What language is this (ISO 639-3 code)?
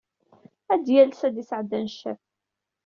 kab